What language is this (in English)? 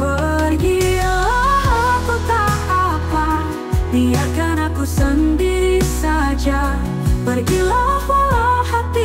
Indonesian